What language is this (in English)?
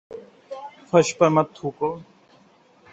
Urdu